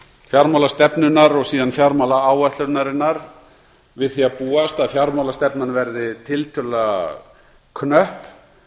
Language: Icelandic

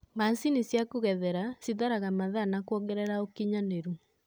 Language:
Kikuyu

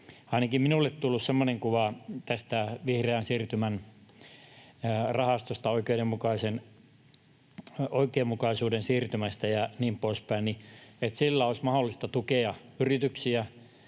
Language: Finnish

